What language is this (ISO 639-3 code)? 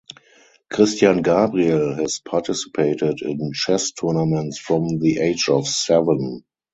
eng